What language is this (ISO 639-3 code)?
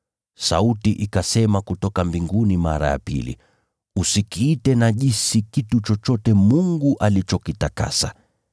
swa